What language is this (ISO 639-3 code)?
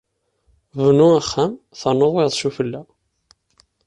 kab